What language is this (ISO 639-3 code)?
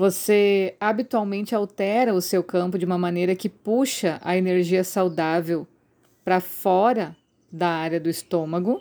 por